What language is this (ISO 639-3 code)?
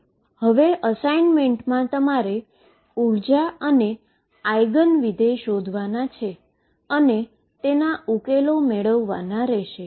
guj